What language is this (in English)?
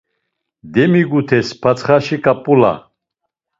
Laz